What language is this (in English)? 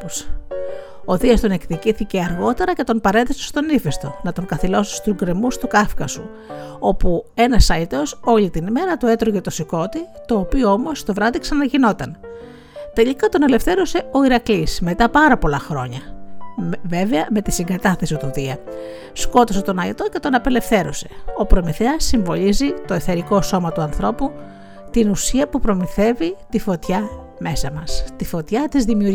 Greek